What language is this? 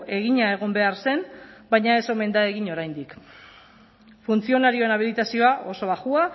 Basque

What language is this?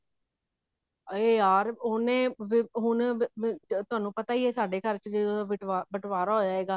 Punjabi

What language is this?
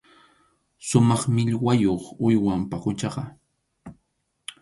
Arequipa-La Unión Quechua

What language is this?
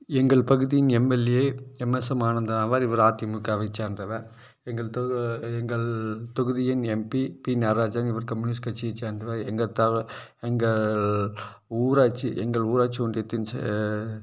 Tamil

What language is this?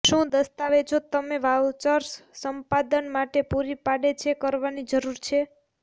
Gujarati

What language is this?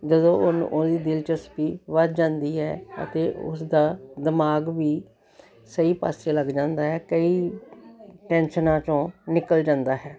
Punjabi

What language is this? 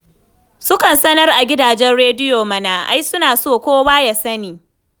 Hausa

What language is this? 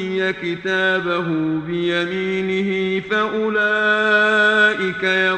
Arabic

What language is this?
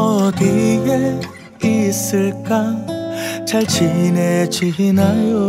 Korean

